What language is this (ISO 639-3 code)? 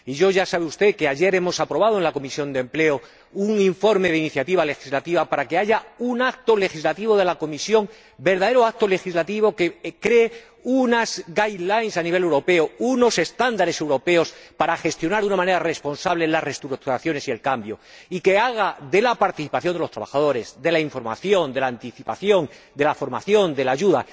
spa